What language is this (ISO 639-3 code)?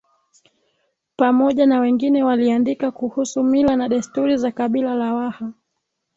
swa